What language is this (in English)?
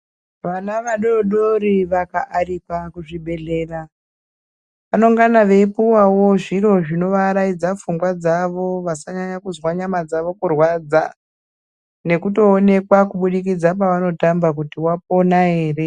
Ndau